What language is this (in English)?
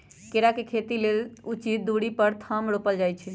Magahi